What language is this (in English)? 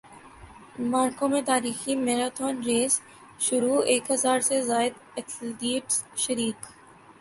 Urdu